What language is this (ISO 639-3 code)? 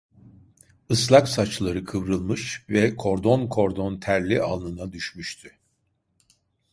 tur